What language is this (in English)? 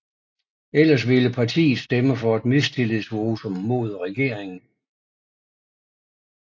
Danish